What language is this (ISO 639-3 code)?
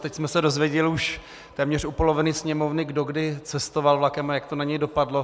ces